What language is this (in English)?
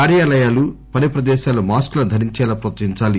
Telugu